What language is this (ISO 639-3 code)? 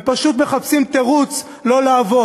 heb